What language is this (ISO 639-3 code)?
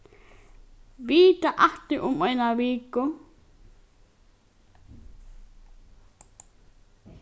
fao